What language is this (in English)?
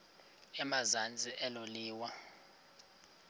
Xhosa